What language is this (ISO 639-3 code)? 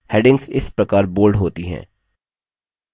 hin